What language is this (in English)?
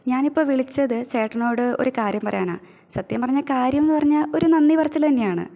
Malayalam